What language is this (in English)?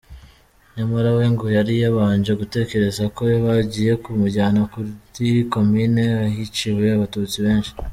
Kinyarwanda